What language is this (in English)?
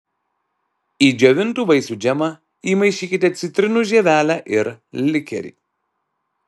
Lithuanian